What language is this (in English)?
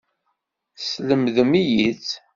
Kabyle